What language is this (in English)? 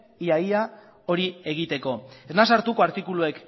Basque